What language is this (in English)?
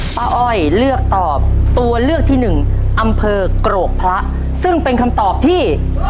Thai